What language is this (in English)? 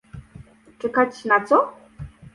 Polish